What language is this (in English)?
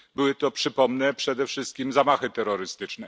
Polish